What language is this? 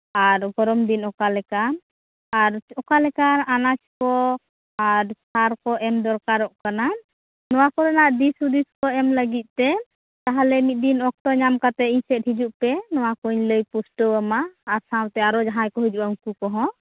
Santali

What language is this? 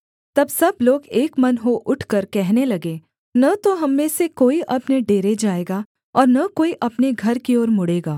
Hindi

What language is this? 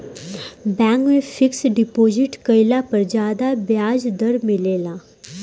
Bhojpuri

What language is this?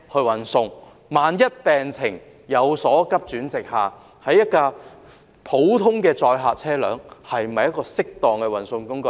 Cantonese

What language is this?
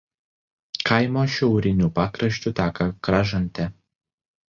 Lithuanian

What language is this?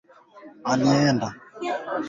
Swahili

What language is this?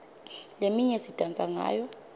Swati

